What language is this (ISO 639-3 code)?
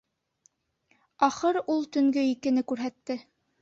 bak